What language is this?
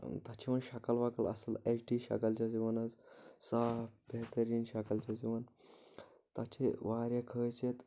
Kashmiri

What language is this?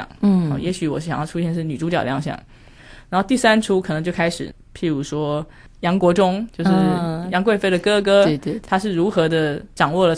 Chinese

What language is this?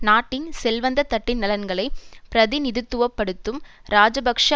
Tamil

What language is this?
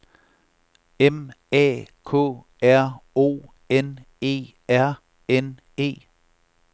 Danish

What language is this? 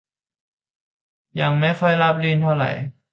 Thai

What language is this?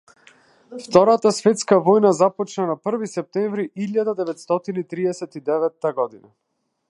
Macedonian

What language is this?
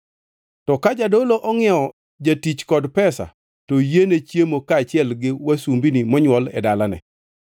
Luo (Kenya and Tanzania)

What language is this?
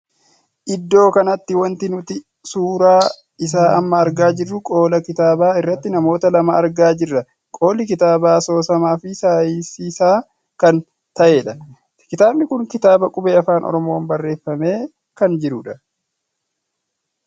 Oromo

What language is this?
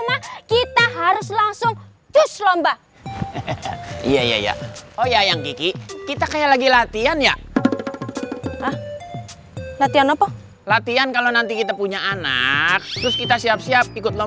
Indonesian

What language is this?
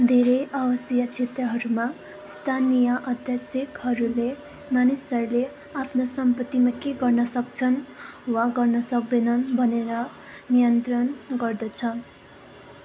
Nepali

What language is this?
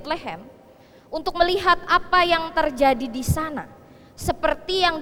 Indonesian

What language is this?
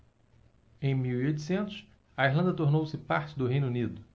Portuguese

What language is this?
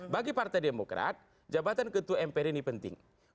Indonesian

